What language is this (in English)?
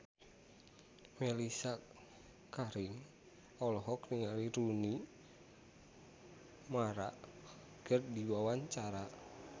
Sundanese